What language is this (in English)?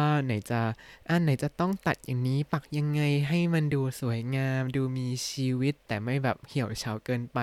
Thai